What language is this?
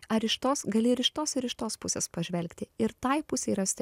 Lithuanian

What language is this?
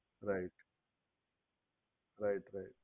Gujarati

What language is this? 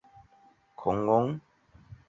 Chinese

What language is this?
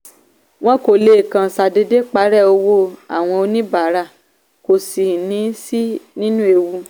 Yoruba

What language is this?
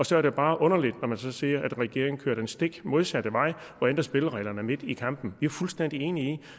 Danish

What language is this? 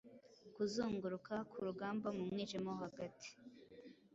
Kinyarwanda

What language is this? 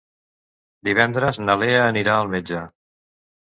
Catalan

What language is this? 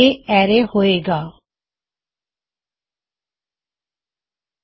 Punjabi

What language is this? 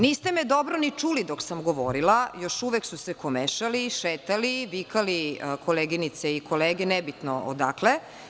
Serbian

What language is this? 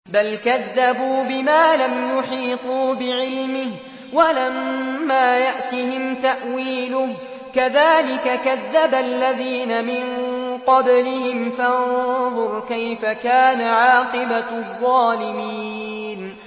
Arabic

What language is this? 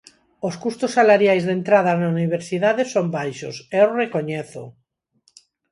Galician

